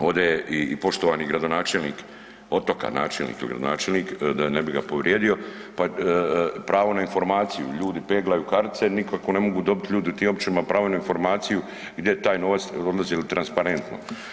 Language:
Croatian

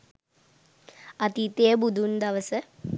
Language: Sinhala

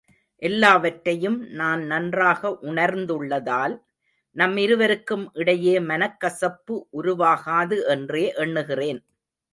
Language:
Tamil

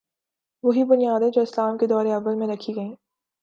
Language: Urdu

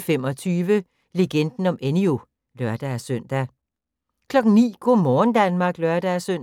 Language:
Danish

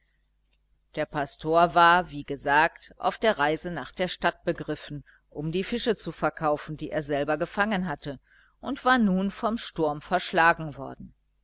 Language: German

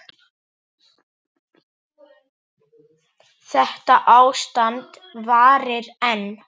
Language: Icelandic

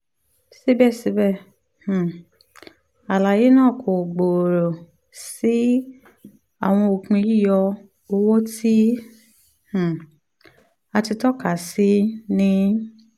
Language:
Yoruba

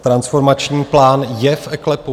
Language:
Czech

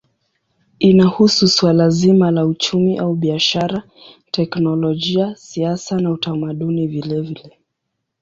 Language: Swahili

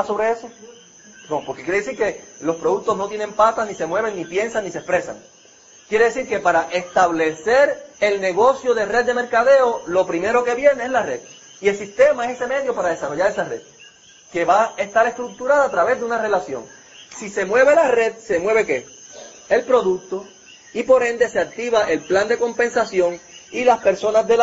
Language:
Spanish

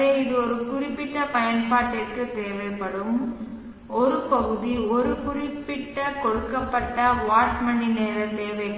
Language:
Tamil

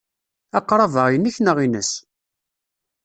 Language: Kabyle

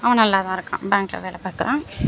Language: Tamil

